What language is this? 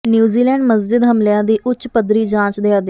Punjabi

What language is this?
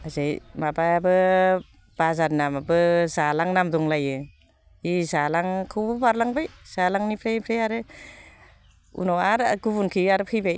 Bodo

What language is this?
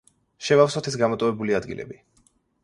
Georgian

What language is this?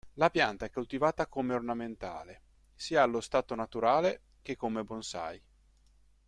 Italian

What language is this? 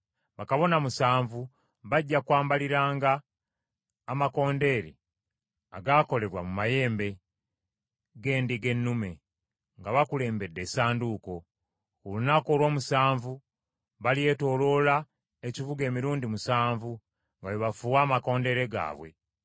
Ganda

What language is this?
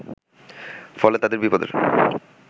Bangla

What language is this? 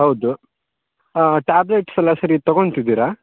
Kannada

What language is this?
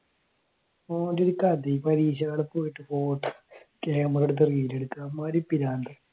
Malayalam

